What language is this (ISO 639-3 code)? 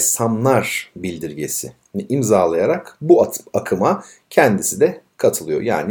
tur